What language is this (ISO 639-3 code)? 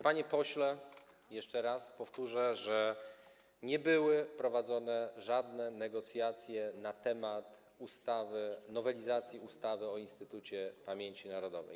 pol